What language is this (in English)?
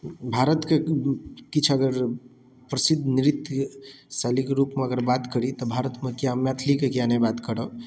Maithili